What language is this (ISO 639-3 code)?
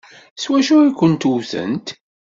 kab